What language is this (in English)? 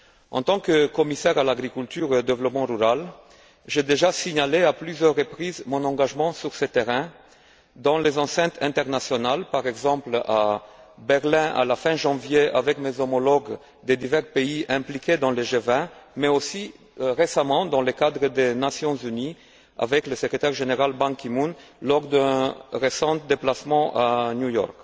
French